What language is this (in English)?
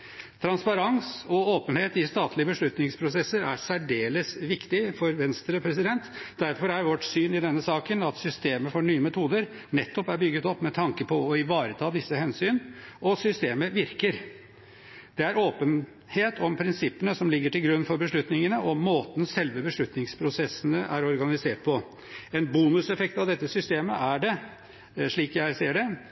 Norwegian Bokmål